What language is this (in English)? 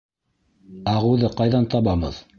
Bashkir